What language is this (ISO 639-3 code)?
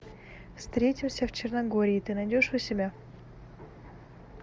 rus